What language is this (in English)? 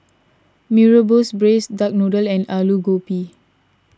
English